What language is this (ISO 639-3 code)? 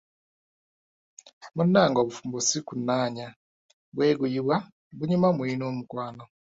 lug